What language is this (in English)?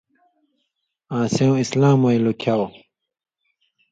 Indus Kohistani